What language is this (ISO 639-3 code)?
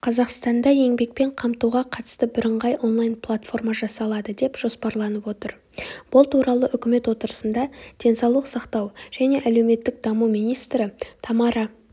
kaz